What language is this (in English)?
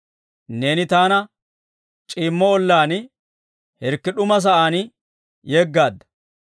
Dawro